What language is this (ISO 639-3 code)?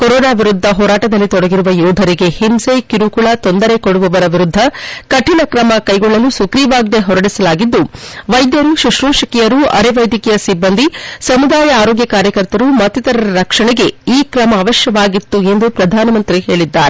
kan